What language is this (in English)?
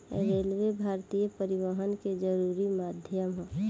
Bhojpuri